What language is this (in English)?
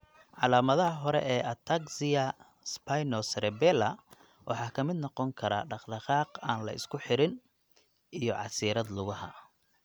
Somali